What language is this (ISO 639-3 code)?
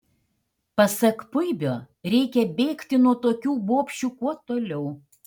lit